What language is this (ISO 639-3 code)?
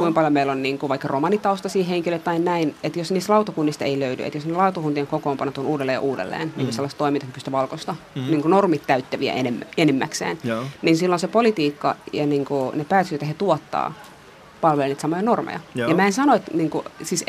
fin